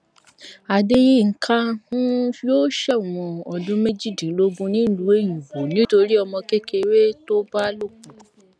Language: Yoruba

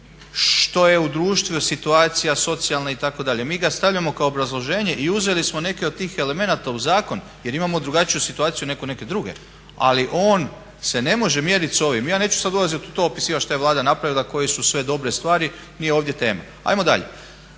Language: Croatian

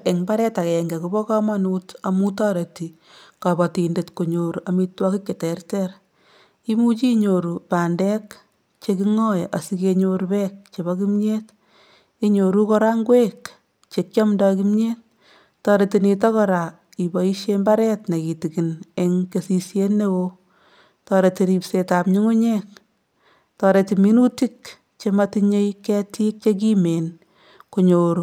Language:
Kalenjin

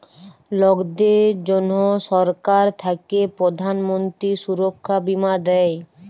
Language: Bangla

